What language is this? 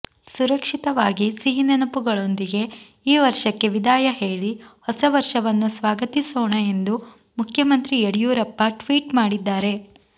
Kannada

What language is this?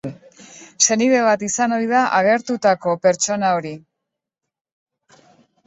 Basque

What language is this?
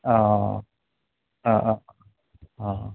Bodo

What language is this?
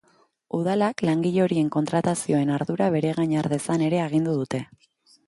Basque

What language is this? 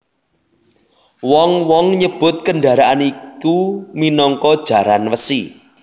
Javanese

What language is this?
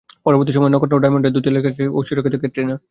Bangla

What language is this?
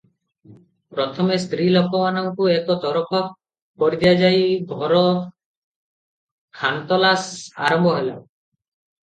Odia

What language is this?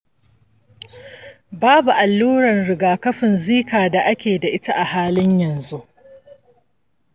Hausa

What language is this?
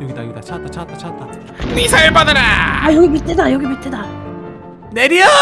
Korean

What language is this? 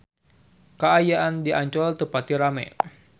Sundanese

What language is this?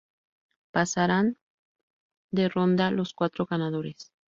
Spanish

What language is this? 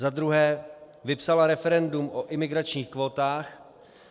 Czech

